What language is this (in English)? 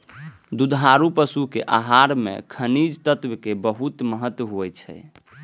Maithili